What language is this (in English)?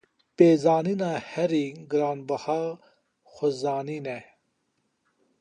Kurdish